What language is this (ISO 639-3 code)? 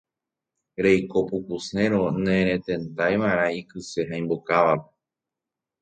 grn